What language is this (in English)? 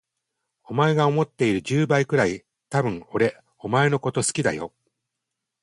Japanese